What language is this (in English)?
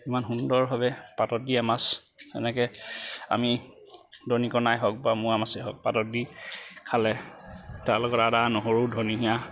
Assamese